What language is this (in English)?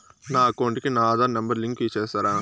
Telugu